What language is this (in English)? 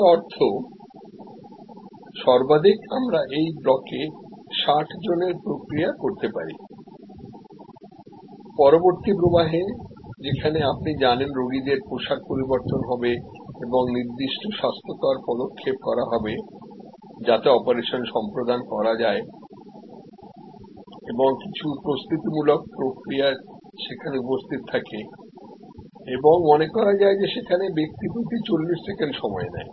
Bangla